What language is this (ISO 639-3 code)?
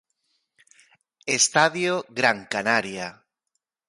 glg